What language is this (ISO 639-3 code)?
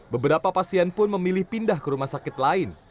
ind